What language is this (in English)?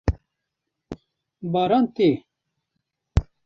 Kurdish